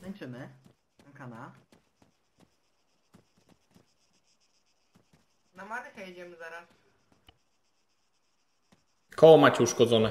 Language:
Polish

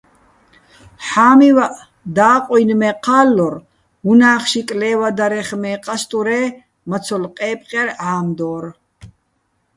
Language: Bats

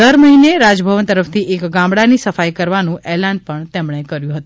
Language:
Gujarati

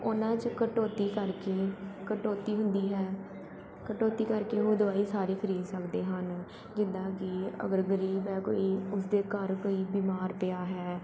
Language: Punjabi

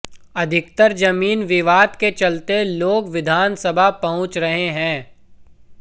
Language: Hindi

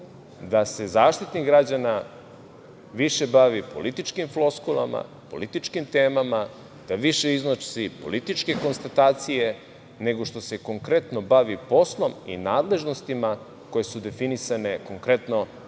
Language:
Serbian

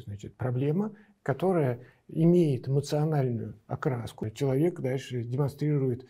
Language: Russian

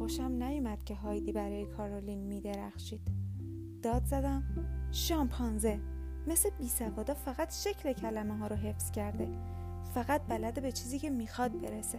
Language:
Persian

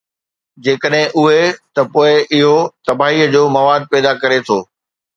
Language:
Sindhi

